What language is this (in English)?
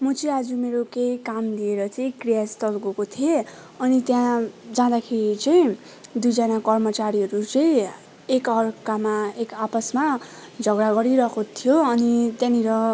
Nepali